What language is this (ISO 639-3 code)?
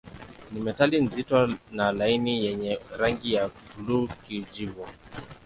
swa